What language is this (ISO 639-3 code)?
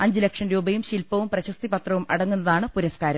mal